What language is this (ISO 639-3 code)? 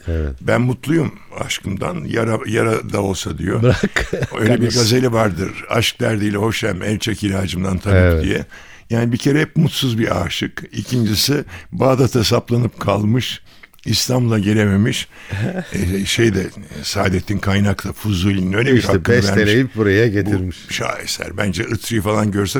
tur